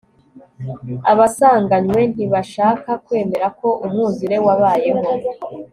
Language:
Kinyarwanda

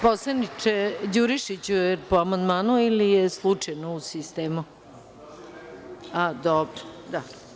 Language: Serbian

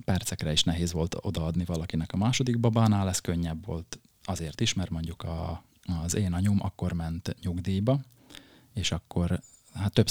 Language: Hungarian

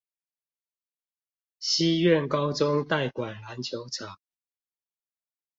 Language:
Chinese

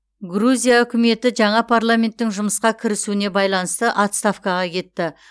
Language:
Kazakh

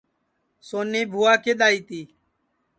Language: Sansi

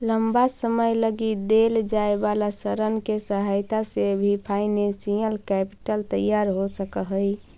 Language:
Magahi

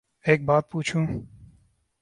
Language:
Urdu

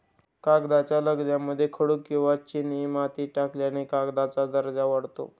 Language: Marathi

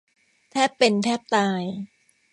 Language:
Thai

